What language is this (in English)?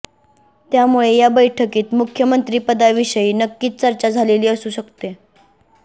Marathi